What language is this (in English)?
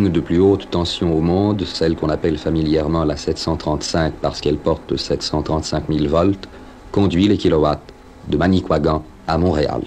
French